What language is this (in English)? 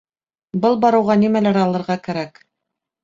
Bashkir